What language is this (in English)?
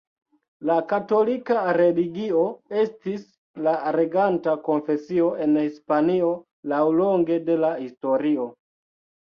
Esperanto